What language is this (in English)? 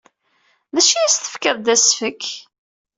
Kabyle